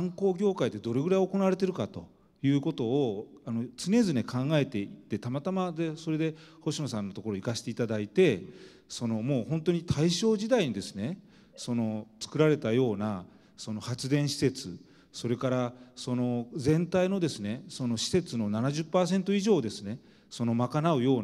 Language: Japanese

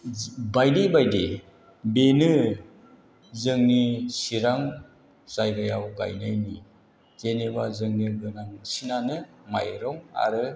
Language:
Bodo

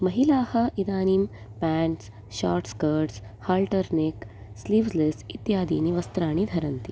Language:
Sanskrit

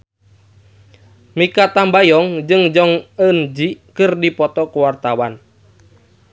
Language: Sundanese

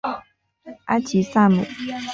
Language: Chinese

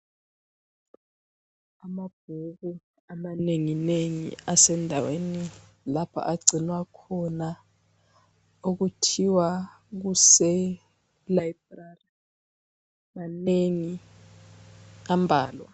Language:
North Ndebele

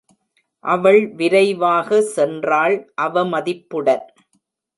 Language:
Tamil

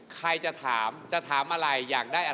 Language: Thai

